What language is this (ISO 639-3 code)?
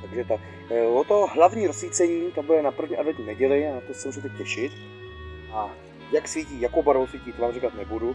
ces